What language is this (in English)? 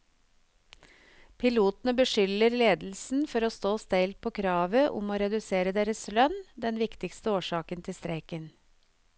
Norwegian